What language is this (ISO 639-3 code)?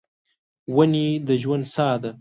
pus